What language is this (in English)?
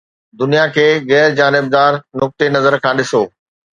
Sindhi